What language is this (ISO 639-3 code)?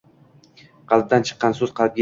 uzb